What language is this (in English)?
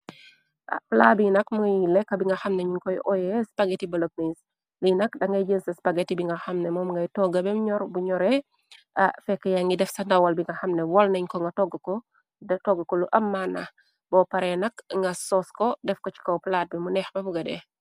Wolof